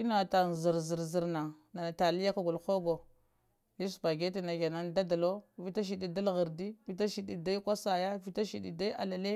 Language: Lamang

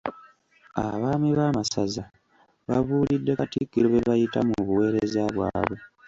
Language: Ganda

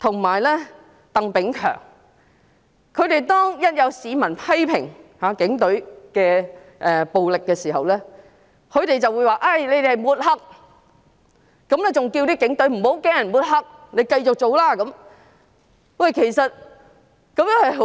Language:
Cantonese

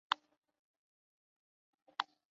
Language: Chinese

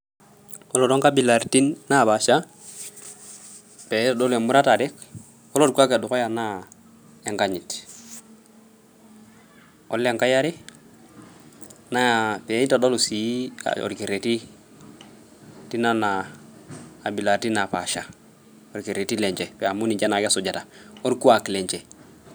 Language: Masai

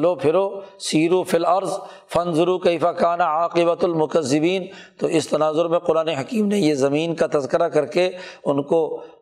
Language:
Urdu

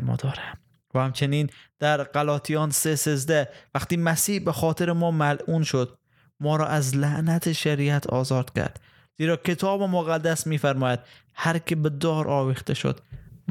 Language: Persian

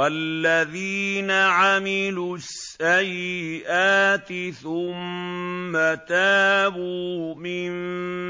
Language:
Arabic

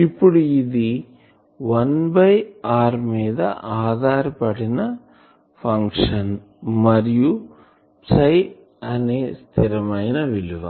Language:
Telugu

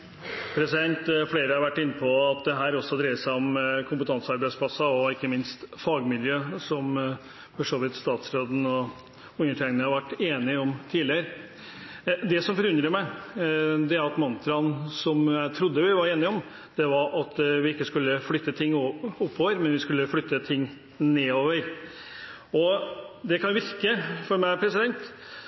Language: Norwegian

